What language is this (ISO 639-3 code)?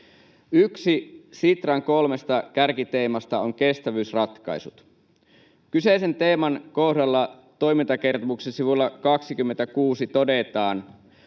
fin